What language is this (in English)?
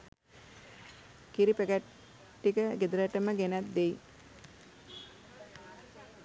Sinhala